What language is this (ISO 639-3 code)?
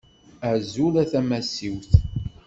kab